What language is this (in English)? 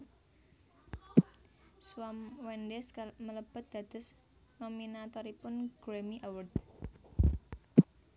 Javanese